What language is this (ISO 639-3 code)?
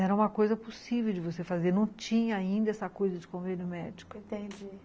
por